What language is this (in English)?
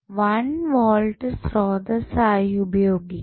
Malayalam